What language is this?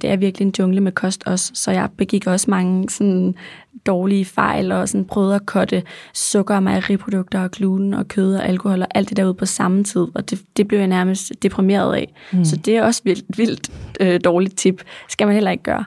Danish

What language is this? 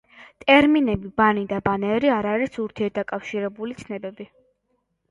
Georgian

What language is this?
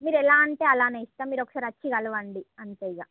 Telugu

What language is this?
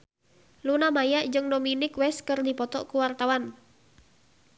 Sundanese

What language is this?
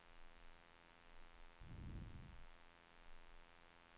Swedish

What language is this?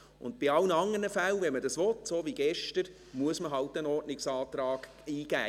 Swiss German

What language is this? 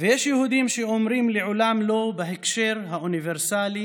Hebrew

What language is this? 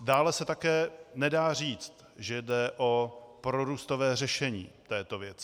Czech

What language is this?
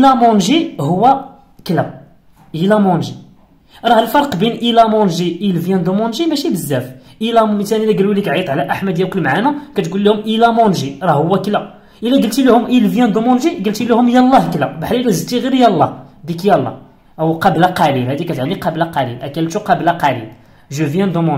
Arabic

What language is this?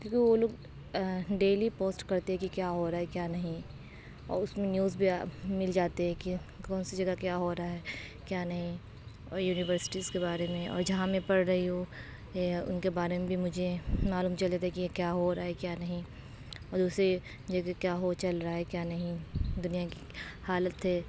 Urdu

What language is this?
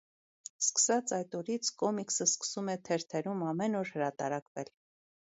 Armenian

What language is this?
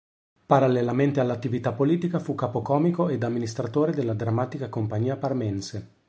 Italian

